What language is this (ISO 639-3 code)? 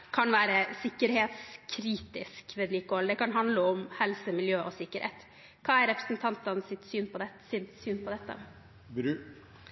nob